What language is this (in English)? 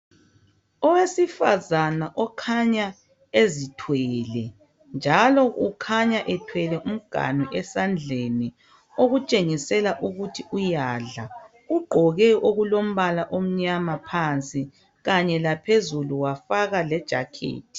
North Ndebele